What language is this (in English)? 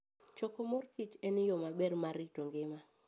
Luo (Kenya and Tanzania)